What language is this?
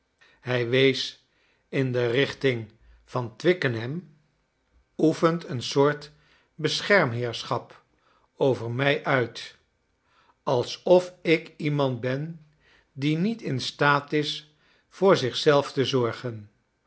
Dutch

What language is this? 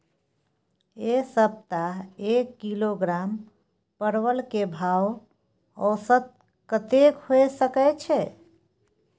Maithili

